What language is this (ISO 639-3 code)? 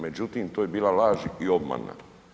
hrv